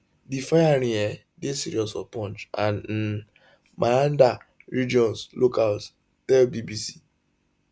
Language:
Nigerian Pidgin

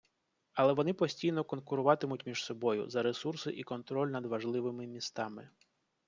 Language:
Ukrainian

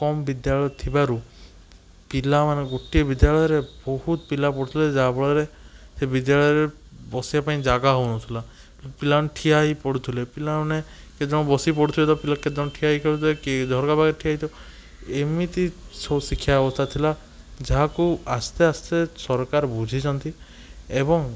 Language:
Odia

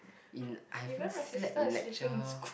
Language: English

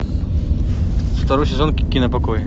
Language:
Russian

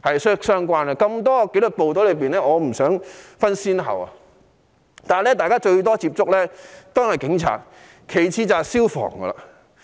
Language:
Cantonese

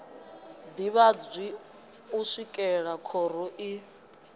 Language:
Venda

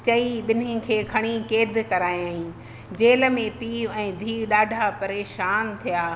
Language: Sindhi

